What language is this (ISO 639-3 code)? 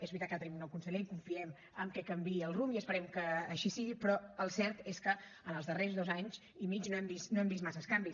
cat